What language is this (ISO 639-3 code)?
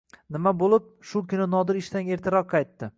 uzb